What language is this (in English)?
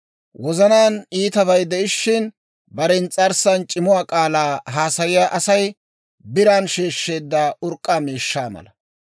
Dawro